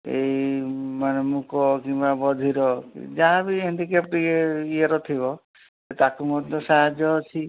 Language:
Odia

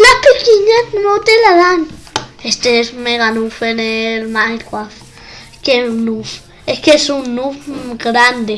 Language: Spanish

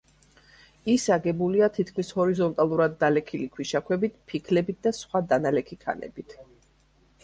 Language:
Georgian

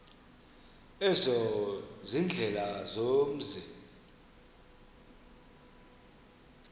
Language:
Xhosa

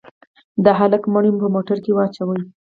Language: Pashto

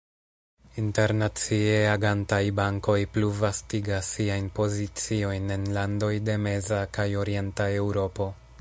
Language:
Esperanto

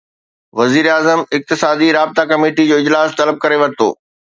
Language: Sindhi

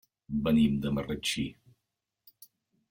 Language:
Catalan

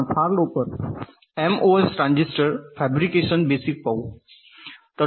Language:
Marathi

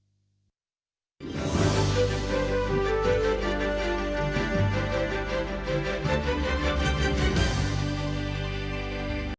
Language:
Ukrainian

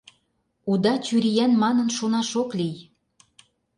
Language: Mari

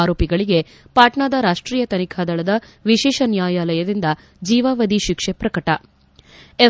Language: Kannada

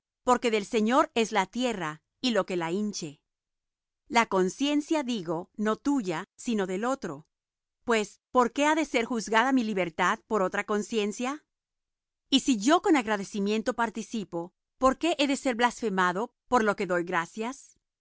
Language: Spanish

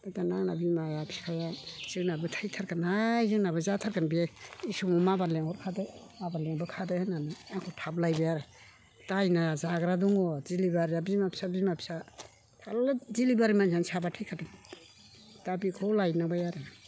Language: Bodo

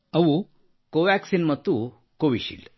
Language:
Kannada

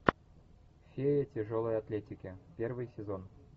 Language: Russian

